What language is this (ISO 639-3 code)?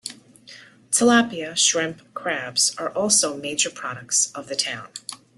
eng